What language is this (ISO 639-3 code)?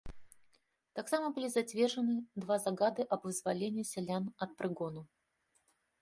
bel